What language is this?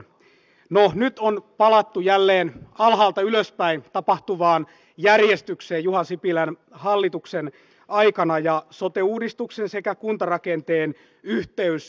Finnish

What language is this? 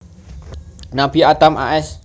Javanese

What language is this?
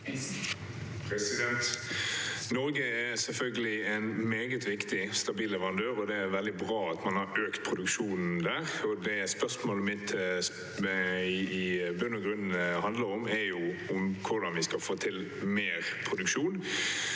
Norwegian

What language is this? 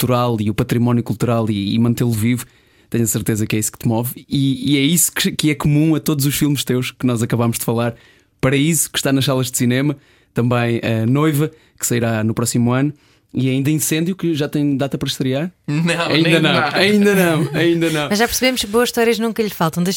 Portuguese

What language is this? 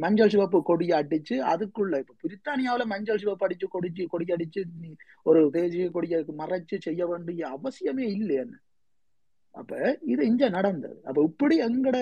Tamil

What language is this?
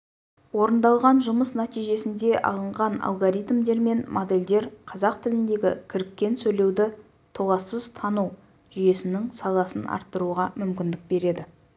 Kazakh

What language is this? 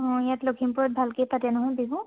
Assamese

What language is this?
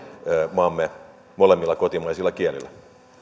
Finnish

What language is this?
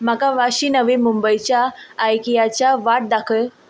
Konkani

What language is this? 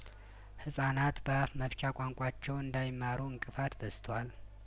Amharic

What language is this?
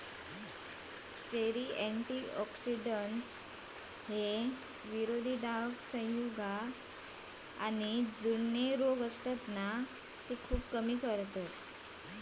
Marathi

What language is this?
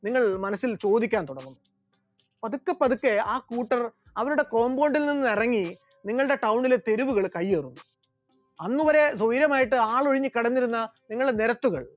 Malayalam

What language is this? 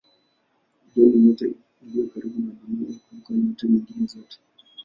Swahili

